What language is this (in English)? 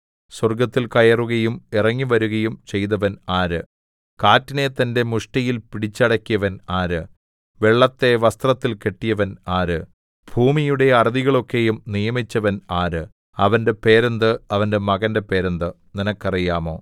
Malayalam